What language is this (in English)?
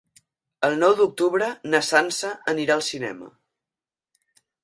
Catalan